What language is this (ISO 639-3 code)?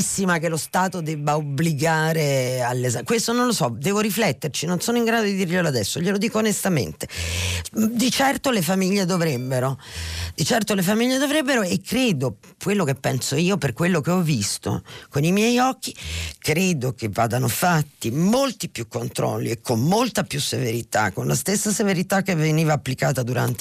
ita